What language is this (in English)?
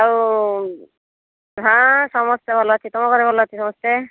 Odia